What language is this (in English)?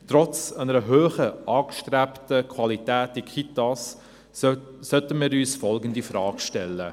Swiss German